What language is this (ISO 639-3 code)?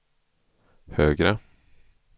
swe